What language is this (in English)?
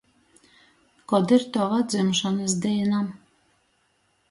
Latgalian